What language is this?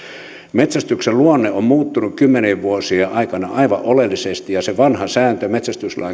Finnish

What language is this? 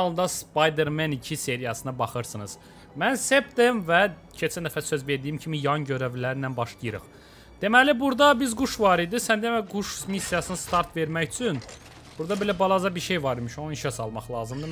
Turkish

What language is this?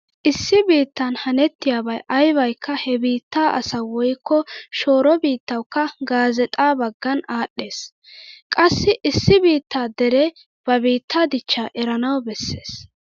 Wolaytta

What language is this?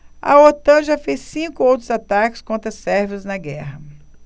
Portuguese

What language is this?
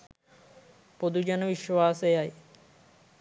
Sinhala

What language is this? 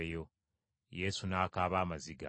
Ganda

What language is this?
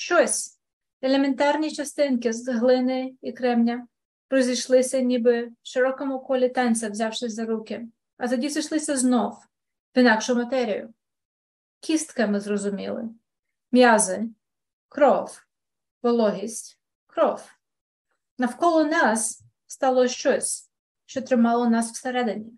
Ukrainian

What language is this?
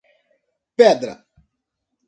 Portuguese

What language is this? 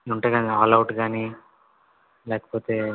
Telugu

